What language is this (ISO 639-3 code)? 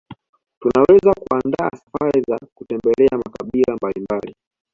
swa